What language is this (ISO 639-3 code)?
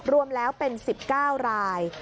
tha